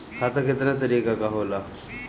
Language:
Bhojpuri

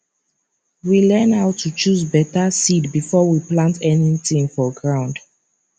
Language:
Nigerian Pidgin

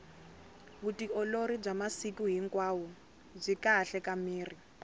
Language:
Tsonga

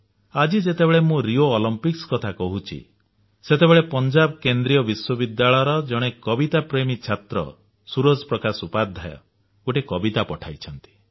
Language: Odia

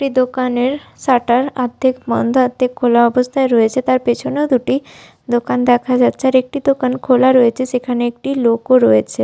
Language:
Bangla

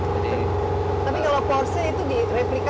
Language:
Indonesian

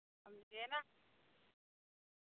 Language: Maithili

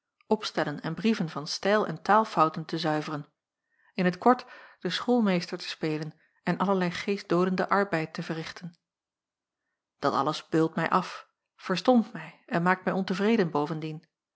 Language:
Dutch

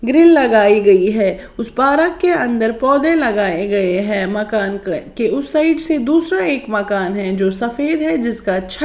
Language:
Hindi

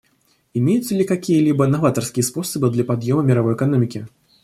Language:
Russian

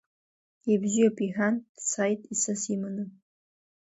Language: Abkhazian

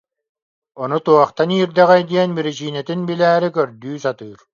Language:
Yakut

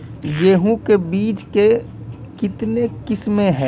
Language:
Maithili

